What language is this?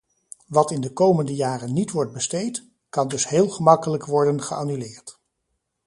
Dutch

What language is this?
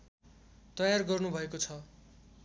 Nepali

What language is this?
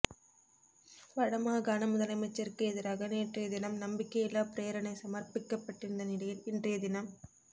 Tamil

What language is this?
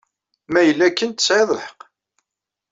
Kabyle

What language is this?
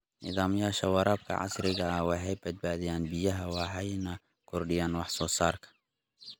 Somali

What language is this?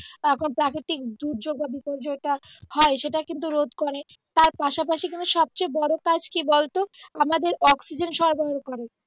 Bangla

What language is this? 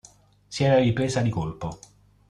Italian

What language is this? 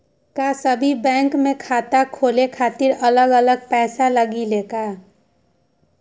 Magahi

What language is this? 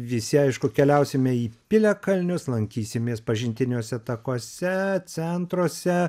Lithuanian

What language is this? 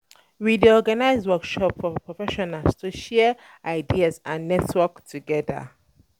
Nigerian Pidgin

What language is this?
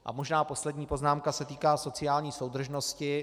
Czech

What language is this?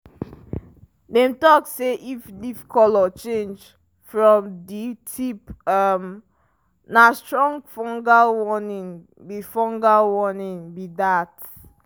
Nigerian Pidgin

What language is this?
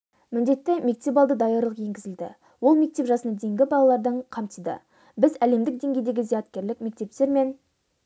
Kazakh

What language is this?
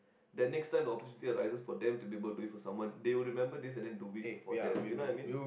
English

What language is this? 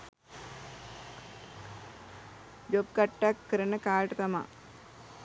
Sinhala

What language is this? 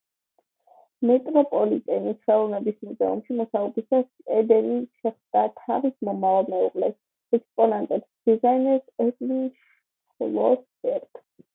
Georgian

